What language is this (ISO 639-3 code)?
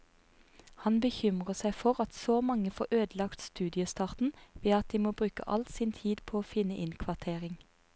nor